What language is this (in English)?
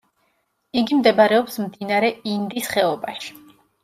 Georgian